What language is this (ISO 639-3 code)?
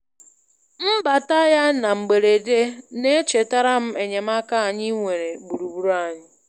ibo